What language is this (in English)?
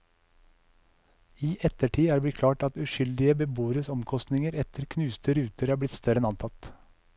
Norwegian